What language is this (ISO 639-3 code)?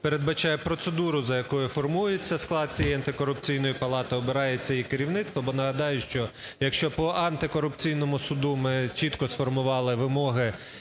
ukr